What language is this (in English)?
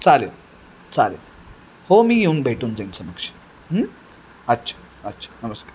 Marathi